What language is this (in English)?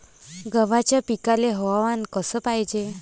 Marathi